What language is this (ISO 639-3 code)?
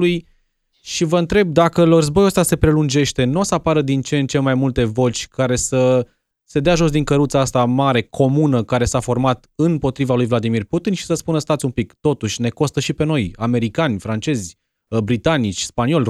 ron